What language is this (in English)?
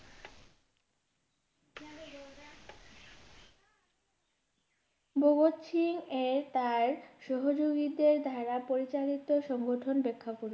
Bangla